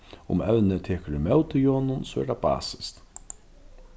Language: Faroese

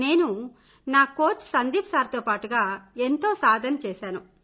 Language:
Telugu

